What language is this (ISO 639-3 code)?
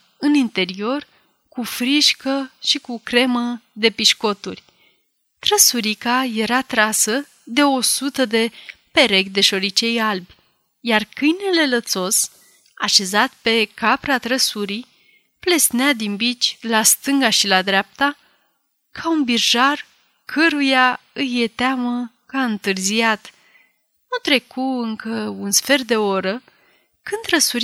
ron